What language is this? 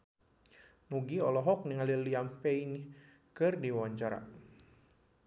Sundanese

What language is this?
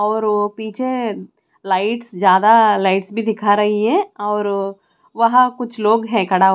Hindi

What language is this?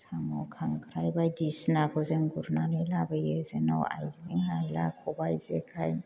Bodo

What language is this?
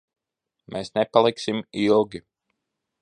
Latvian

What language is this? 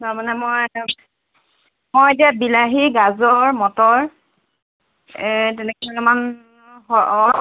Assamese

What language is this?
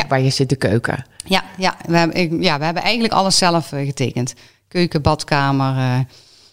Dutch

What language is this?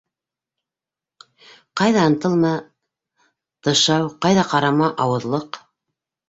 Bashkir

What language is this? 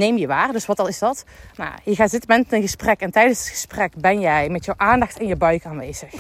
Dutch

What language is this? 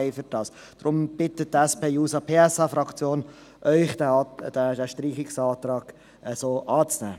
Swiss German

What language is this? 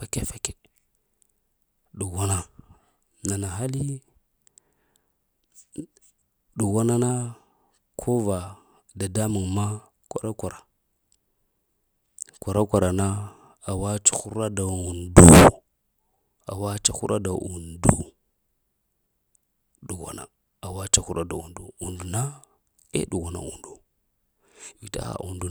Lamang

